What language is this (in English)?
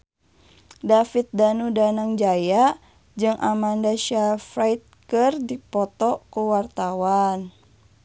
Sundanese